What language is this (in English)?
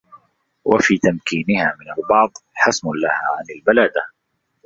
Arabic